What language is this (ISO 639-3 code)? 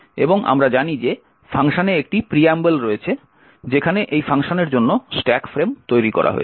ben